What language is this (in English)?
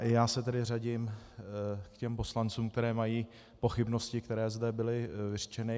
Czech